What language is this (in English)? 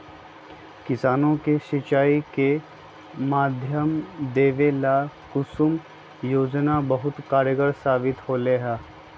Magahi